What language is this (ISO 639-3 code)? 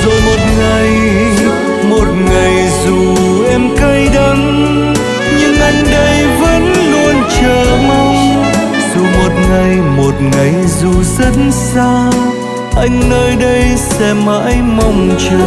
vie